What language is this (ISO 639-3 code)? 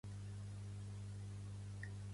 cat